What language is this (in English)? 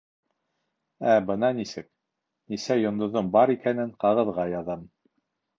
Bashkir